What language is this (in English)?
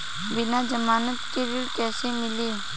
Bhojpuri